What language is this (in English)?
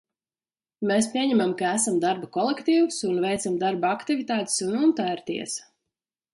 Latvian